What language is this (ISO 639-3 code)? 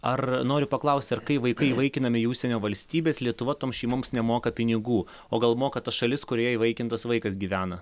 lit